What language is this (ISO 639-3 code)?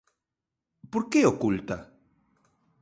glg